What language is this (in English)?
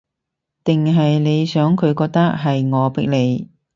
Cantonese